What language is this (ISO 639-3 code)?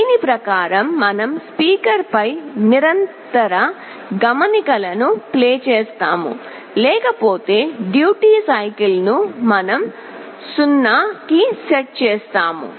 tel